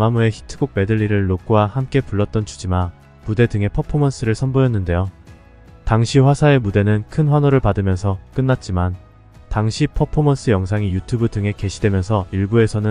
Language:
Korean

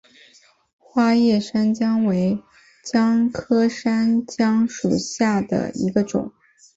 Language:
Chinese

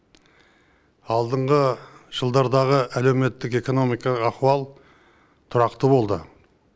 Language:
Kazakh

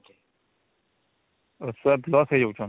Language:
Odia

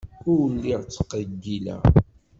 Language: Kabyle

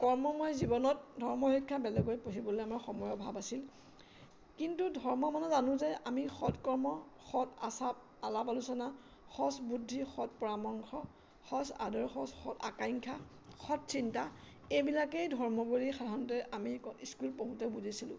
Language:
Assamese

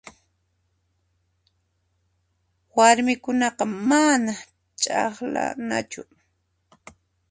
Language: Puno Quechua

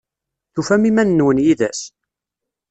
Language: Kabyle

